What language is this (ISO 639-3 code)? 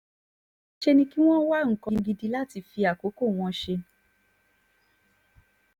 yor